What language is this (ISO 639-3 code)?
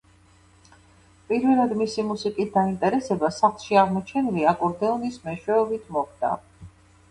kat